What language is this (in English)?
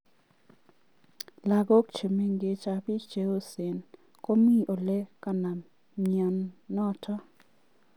Kalenjin